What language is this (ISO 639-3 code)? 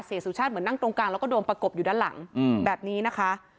tha